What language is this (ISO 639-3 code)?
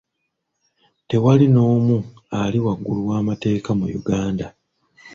lug